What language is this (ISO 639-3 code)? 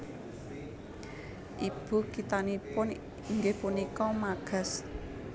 jav